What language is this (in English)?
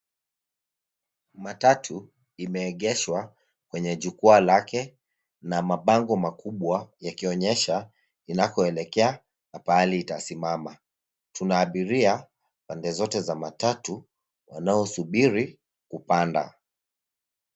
Swahili